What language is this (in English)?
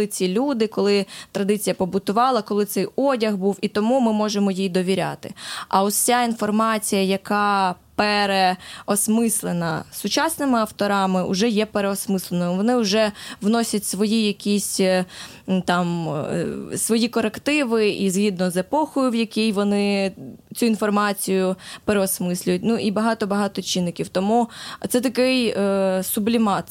Ukrainian